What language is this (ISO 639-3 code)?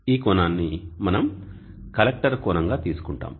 tel